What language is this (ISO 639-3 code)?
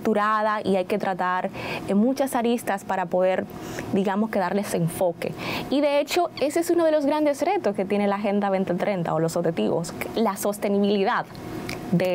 spa